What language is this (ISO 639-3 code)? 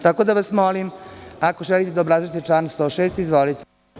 srp